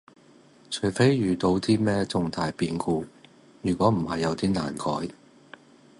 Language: Cantonese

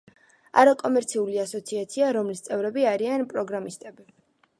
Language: Georgian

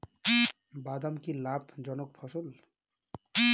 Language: Bangla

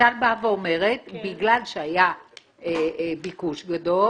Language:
Hebrew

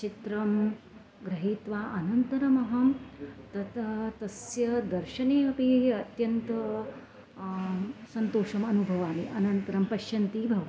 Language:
Sanskrit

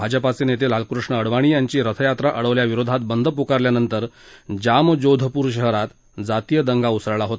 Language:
Marathi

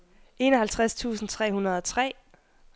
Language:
Danish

